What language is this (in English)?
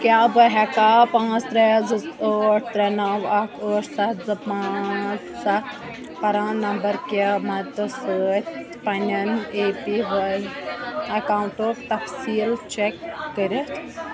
Kashmiri